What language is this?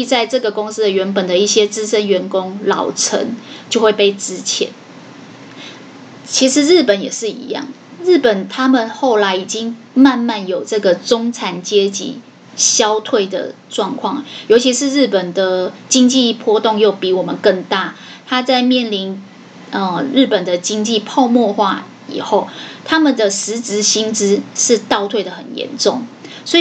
Chinese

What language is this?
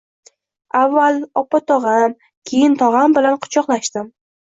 Uzbek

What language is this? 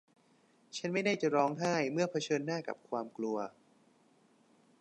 Thai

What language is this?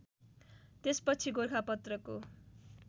Nepali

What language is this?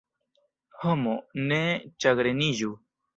Esperanto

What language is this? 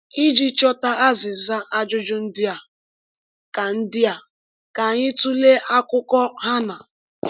Igbo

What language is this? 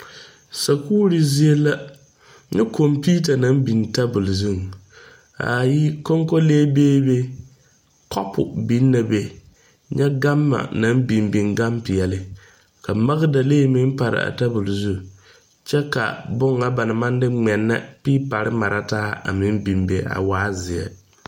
Southern Dagaare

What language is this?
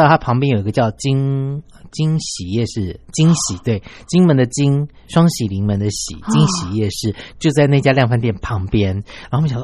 Chinese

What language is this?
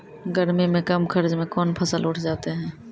Maithili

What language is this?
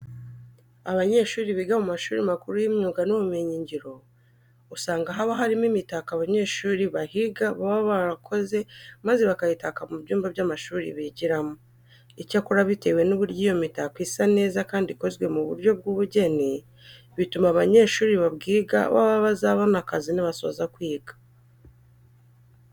Kinyarwanda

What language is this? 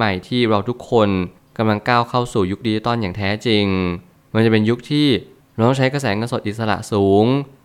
Thai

